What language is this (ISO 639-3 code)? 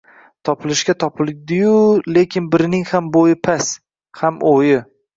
uzb